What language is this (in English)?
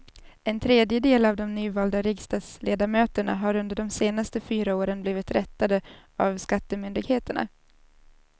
Swedish